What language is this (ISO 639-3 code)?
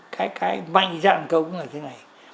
vie